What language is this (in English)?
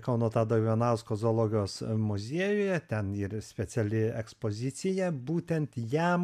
Lithuanian